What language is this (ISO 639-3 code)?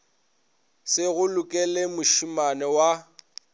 nso